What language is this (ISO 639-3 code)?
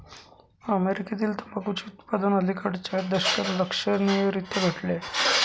mar